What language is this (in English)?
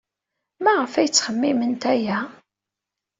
Kabyle